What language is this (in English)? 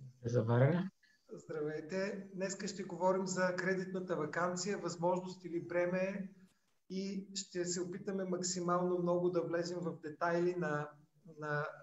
Bulgarian